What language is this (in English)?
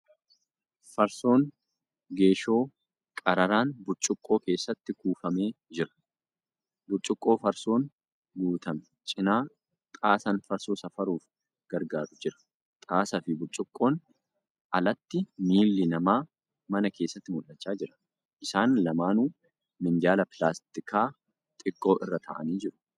Oromo